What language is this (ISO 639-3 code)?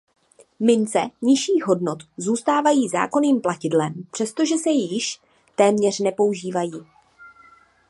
ces